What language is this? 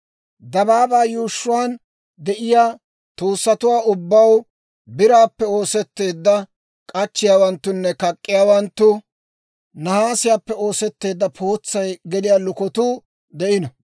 Dawro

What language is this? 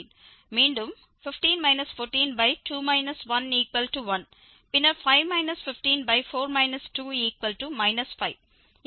Tamil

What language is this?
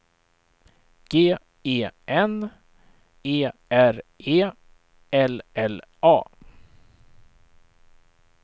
Swedish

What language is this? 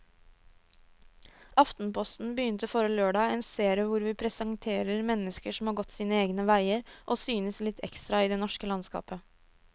Norwegian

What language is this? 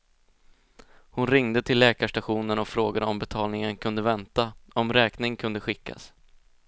Swedish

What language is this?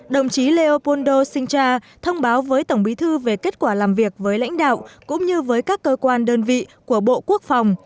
Vietnamese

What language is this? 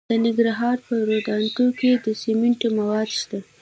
Pashto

